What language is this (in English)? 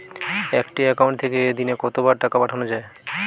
Bangla